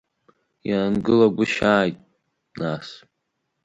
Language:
Abkhazian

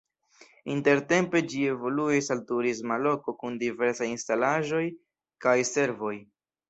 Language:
Esperanto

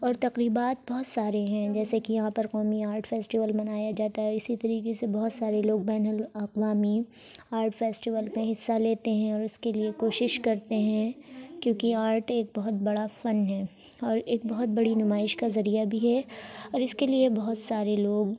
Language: Urdu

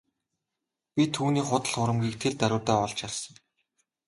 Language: Mongolian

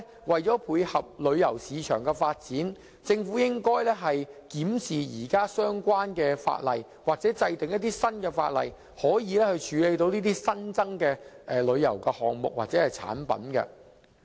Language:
Cantonese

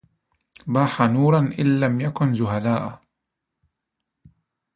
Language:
Arabic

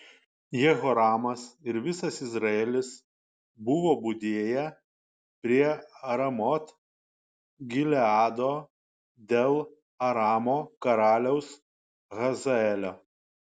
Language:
Lithuanian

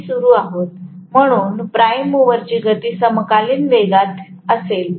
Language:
Marathi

